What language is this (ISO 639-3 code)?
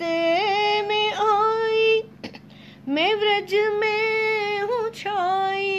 hin